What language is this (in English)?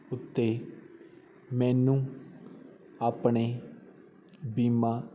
Punjabi